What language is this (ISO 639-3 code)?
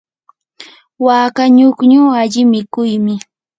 qur